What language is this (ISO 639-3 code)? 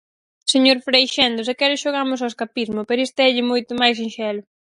glg